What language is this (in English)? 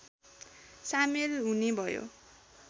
Nepali